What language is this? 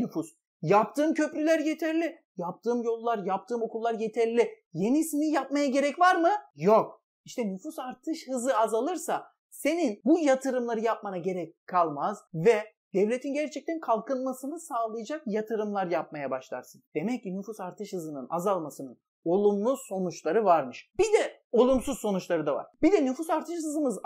Turkish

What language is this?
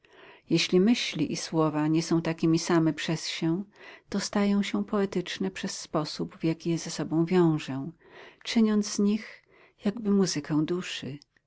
Polish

